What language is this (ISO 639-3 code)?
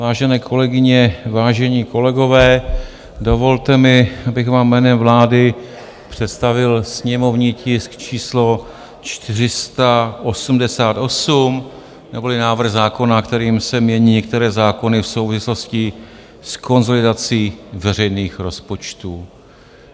ces